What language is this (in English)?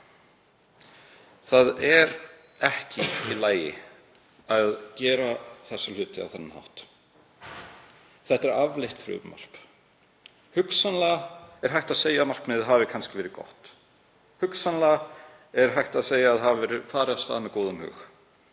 Icelandic